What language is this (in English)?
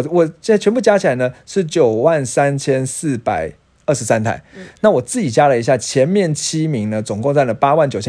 Chinese